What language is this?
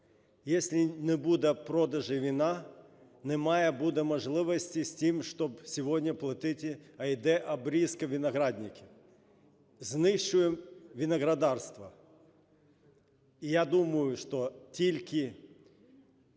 Ukrainian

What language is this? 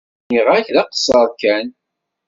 Kabyle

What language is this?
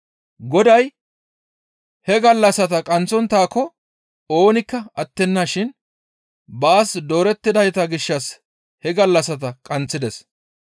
Gamo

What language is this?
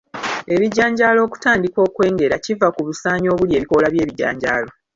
Ganda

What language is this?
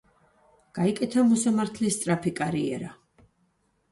Georgian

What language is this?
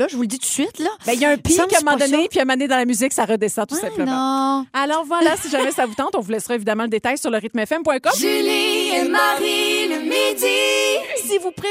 French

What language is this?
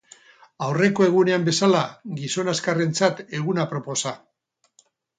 Basque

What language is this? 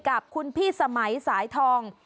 Thai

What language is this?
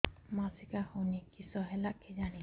Odia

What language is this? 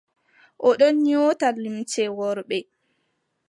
Adamawa Fulfulde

